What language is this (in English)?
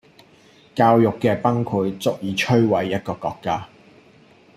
Cantonese